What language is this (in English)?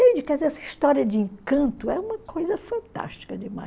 Portuguese